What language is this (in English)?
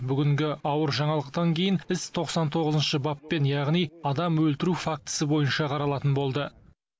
Kazakh